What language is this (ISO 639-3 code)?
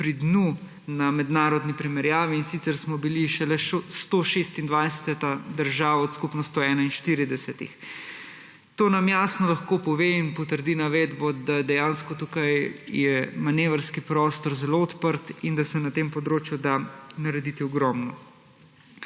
slv